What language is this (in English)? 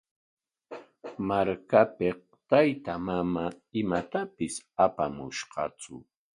Corongo Ancash Quechua